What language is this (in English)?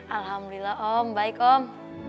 Indonesian